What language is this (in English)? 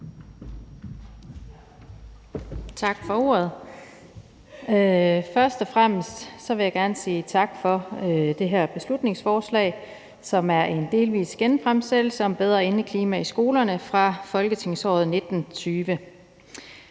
Danish